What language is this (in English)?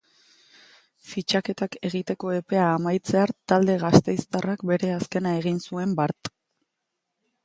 Basque